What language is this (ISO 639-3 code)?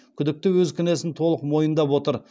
kaz